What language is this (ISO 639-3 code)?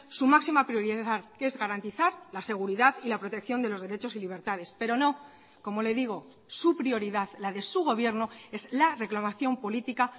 spa